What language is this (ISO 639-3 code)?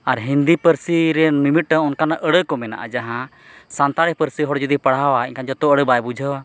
sat